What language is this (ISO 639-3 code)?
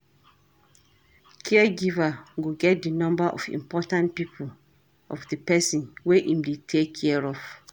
pcm